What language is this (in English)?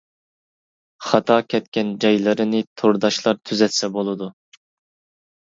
Uyghur